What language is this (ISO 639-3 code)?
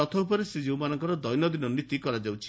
ori